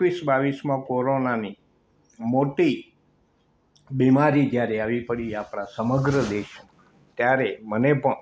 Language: Gujarati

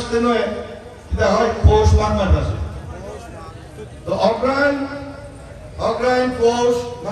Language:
Turkish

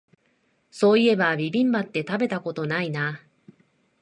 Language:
Japanese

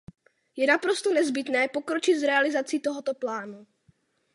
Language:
Czech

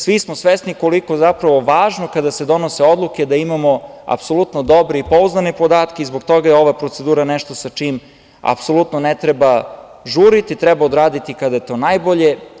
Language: Serbian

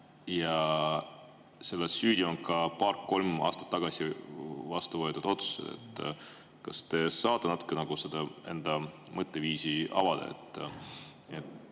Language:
Estonian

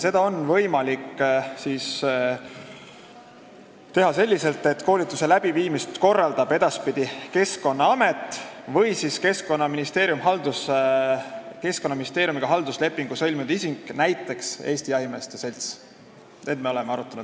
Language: Estonian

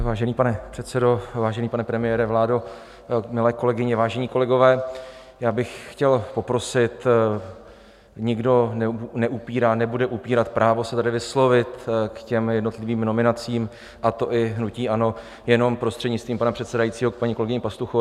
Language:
Czech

